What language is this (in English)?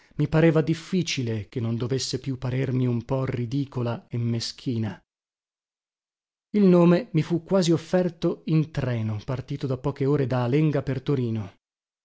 Italian